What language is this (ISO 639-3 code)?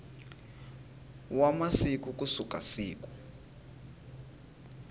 tso